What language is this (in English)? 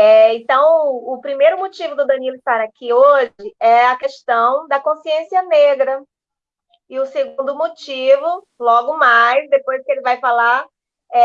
Portuguese